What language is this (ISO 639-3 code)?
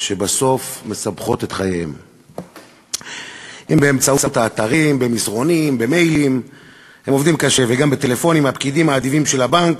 heb